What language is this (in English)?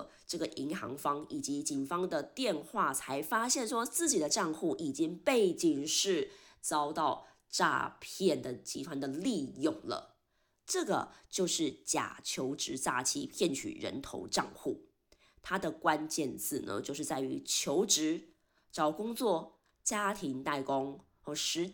Chinese